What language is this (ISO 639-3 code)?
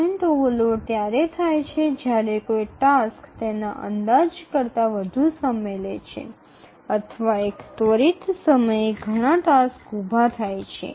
guj